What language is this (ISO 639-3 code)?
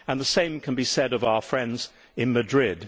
eng